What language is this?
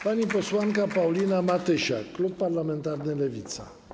Polish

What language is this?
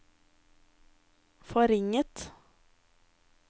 Norwegian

